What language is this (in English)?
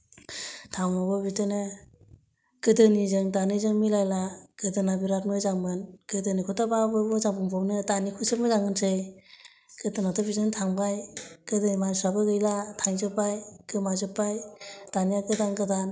Bodo